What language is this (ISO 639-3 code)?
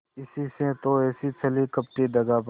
hin